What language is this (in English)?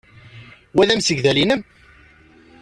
Kabyle